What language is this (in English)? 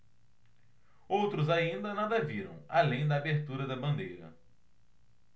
Portuguese